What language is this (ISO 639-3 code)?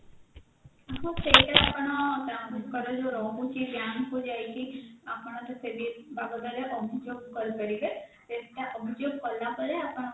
ori